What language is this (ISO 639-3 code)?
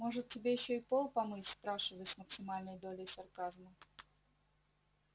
rus